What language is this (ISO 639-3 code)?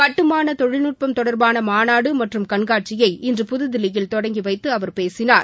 tam